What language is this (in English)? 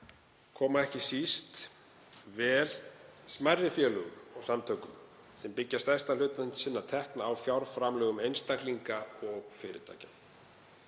Icelandic